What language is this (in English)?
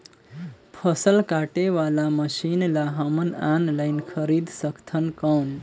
Chhattisgarhi